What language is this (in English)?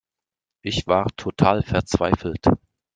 German